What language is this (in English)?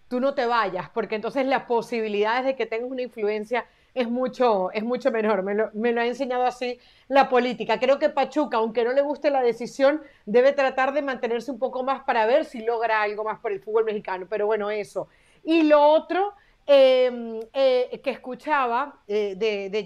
Spanish